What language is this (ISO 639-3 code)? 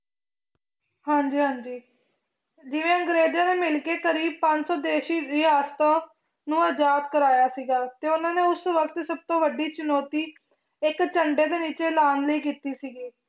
pan